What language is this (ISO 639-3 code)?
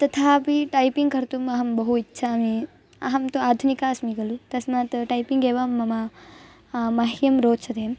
san